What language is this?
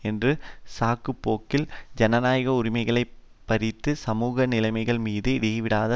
Tamil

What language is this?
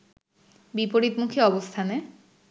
Bangla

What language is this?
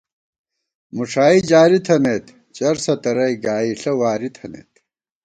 Gawar-Bati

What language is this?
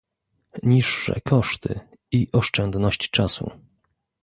Polish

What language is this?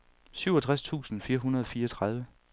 Danish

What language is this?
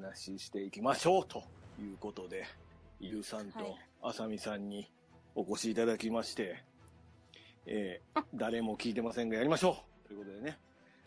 Japanese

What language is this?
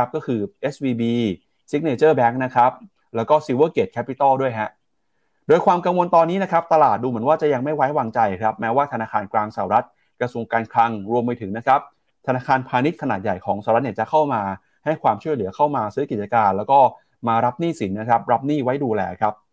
Thai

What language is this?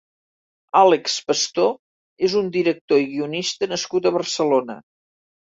Catalan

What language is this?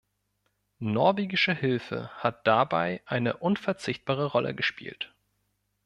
German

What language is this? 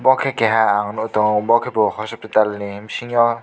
Kok Borok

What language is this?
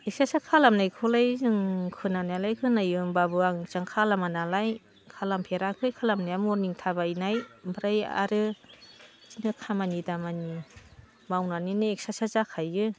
Bodo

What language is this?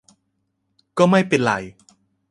Thai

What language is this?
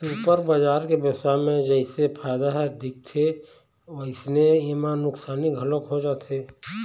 Chhattisgarhi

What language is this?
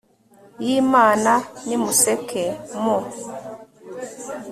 Kinyarwanda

